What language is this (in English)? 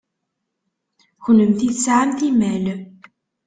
Kabyle